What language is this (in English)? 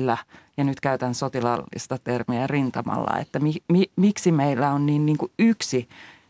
Finnish